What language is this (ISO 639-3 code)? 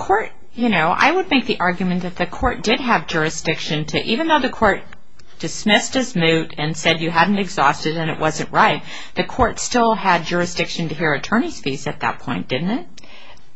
eng